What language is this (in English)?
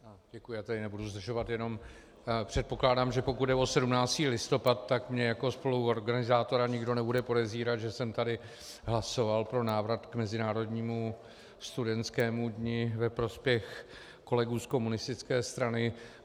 Czech